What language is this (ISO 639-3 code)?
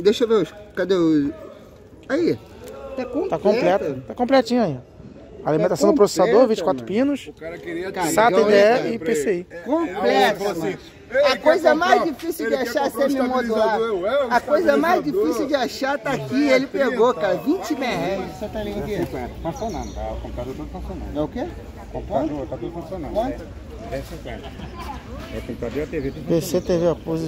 por